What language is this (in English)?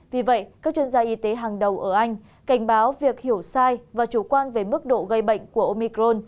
Vietnamese